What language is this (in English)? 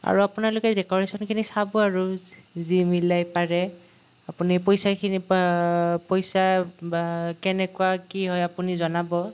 Assamese